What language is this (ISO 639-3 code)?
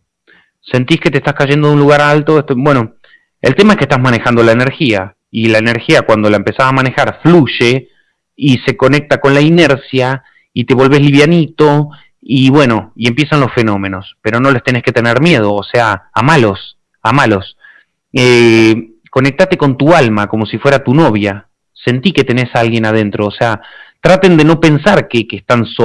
spa